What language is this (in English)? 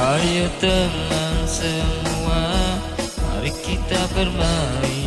Indonesian